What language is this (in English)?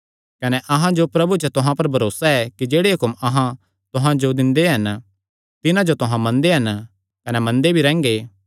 Kangri